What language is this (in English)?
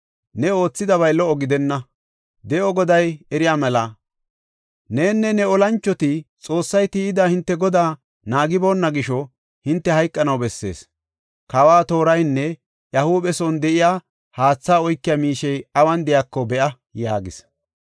Gofa